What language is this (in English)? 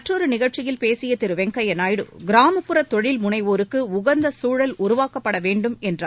Tamil